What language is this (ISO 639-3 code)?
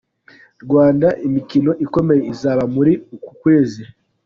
kin